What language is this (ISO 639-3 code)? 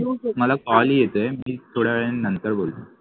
mar